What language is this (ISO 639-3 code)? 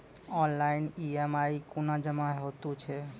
mai